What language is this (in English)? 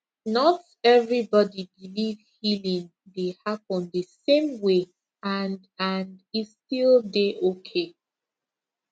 Nigerian Pidgin